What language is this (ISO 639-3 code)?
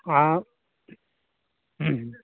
sat